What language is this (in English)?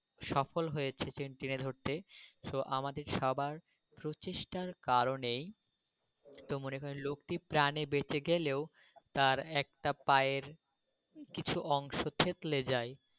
Bangla